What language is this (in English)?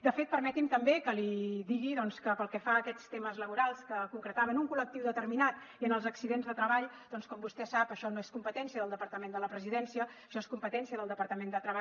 Catalan